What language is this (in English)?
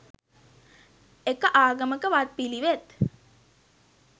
Sinhala